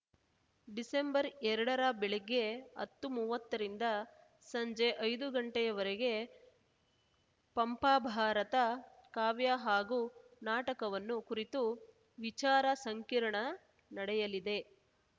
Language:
Kannada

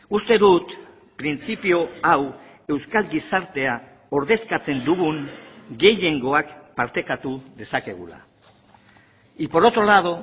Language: Basque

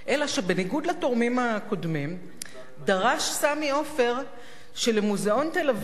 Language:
Hebrew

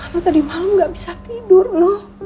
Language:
Indonesian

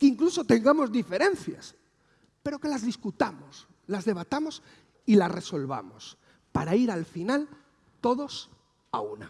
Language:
Spanish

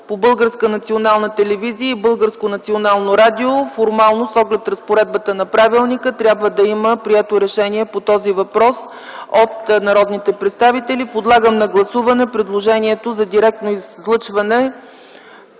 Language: Bulgarian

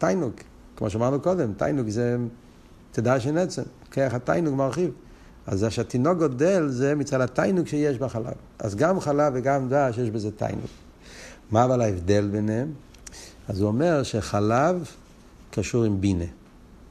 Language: Hebrew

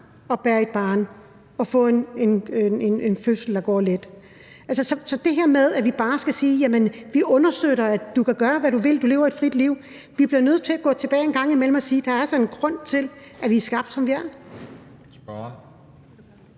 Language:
Danish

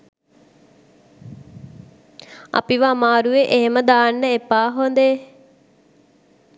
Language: Sinhala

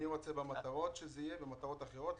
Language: Hebrew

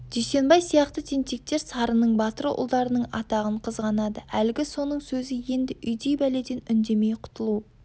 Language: Kazakh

